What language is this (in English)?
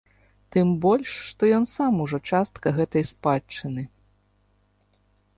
Belarusian